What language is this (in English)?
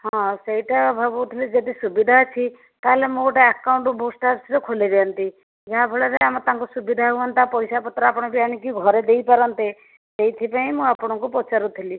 Odia